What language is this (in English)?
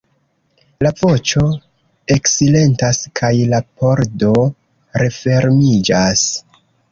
Esperanto